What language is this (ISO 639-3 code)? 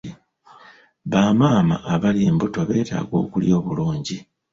lug